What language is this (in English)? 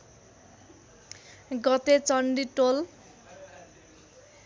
Nepali